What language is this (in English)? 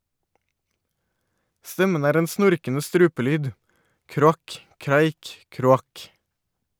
Norwegian